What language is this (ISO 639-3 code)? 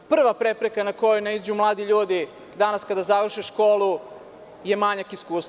srp